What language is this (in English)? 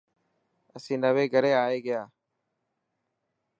Dhatki